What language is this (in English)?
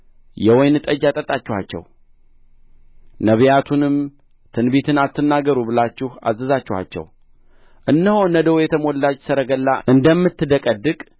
Amharic